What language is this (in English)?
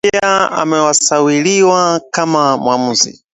Swahili